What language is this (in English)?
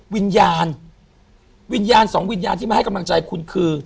Thai